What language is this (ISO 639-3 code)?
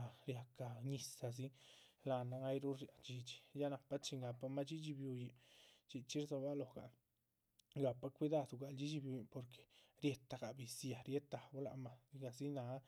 zpv